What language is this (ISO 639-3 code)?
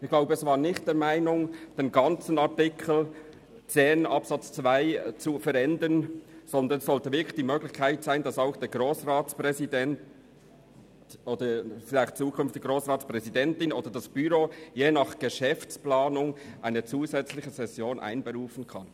gsw